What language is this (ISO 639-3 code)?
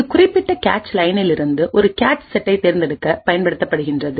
tam